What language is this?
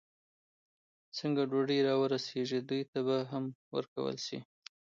Pashto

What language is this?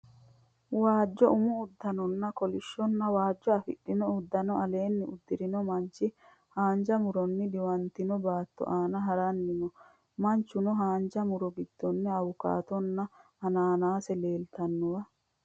Sidamo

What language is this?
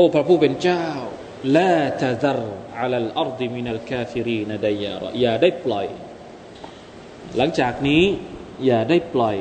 Thai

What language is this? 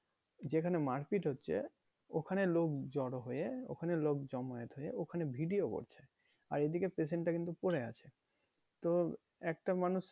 Bangla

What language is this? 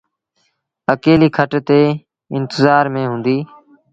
Sindhi Bhil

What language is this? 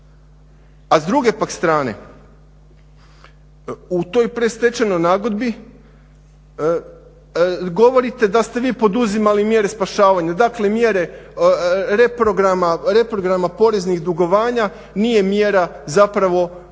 Croatian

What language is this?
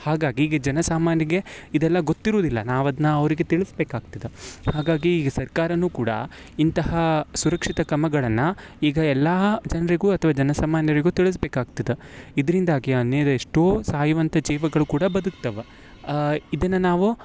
Kannada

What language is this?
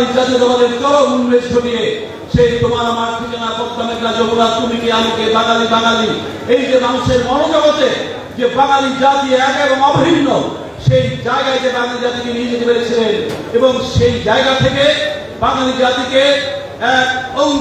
Turkish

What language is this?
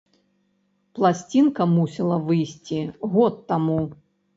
Belarusian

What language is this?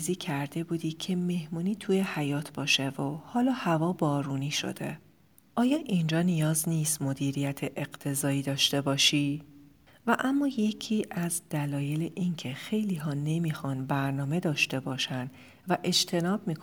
Persian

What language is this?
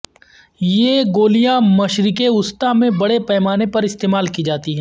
Urdu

